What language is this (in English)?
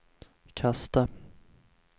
Swedish